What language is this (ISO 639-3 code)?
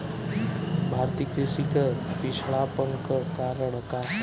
bho